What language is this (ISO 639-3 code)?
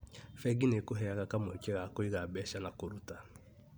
kik